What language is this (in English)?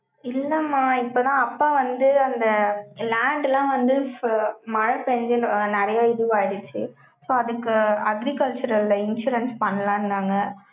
Tamil